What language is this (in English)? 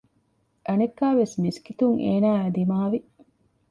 Divehi